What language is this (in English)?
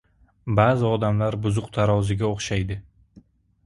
Uzbek